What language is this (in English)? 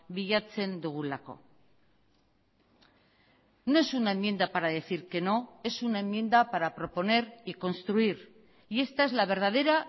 Spanish